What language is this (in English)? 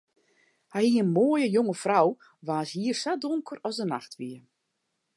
Western Frisian